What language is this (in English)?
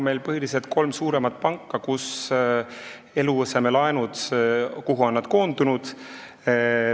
Estonian